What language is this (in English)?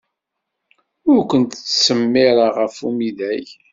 Kabyle